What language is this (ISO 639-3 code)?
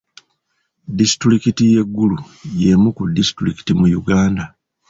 lug